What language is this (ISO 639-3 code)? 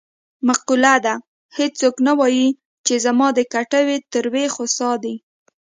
pus